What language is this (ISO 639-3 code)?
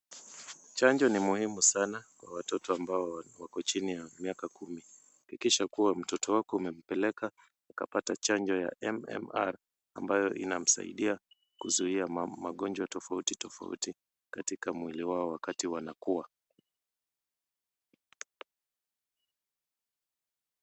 swa